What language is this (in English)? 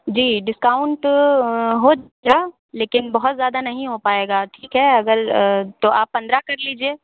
Hindi